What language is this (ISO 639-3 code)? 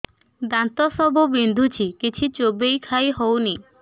ori